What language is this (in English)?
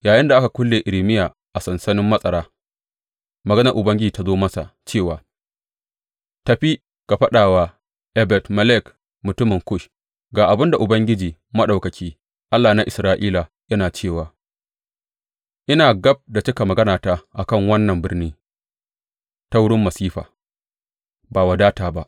Hausa